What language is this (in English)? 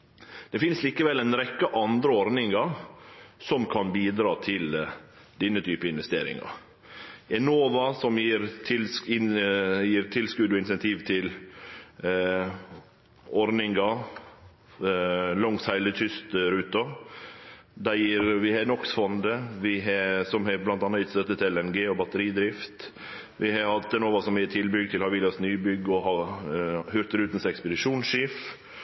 Norwegian Nynorsk